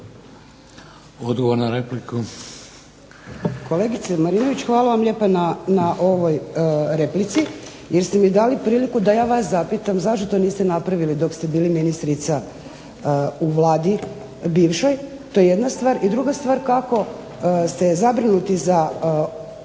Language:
Croatian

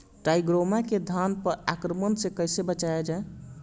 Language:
Bhojpuri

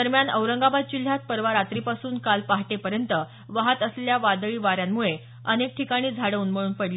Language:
Marathi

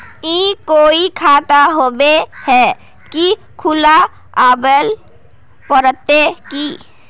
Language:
Magahi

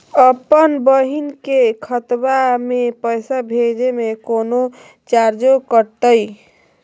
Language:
Magahi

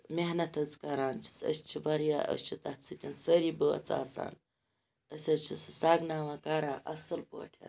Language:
Kashmiri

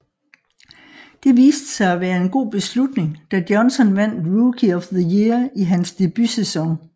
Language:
Danish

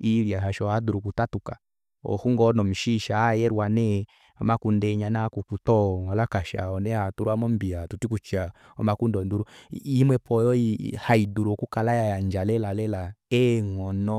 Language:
Kuanyama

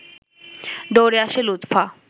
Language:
Bangla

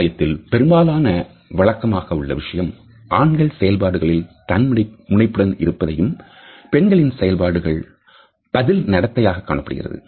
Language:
Tamil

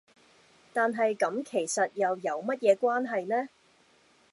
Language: Cantonese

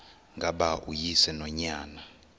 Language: Xhosa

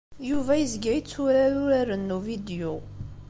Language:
Kabyle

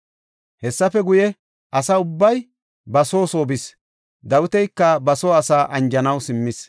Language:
Gofa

